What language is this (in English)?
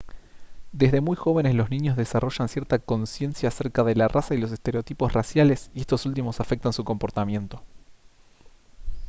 Spanish